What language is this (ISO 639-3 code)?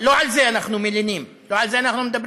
heb